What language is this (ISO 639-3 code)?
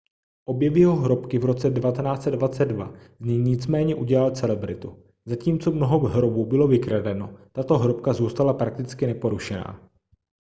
ces